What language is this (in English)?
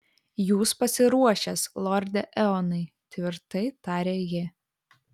Lithuanian